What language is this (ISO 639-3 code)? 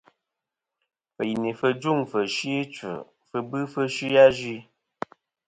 bkm